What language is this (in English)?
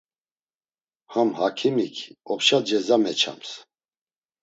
Laz